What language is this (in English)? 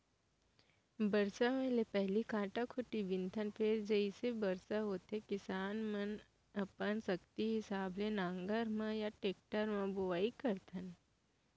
Chhattisgarhi